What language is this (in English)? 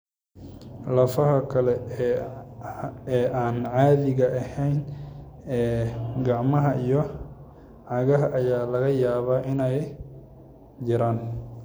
Somali